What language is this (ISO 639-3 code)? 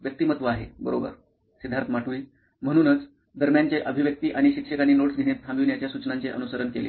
mar